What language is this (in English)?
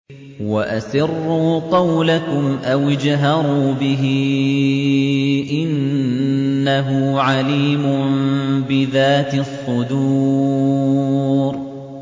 Arabic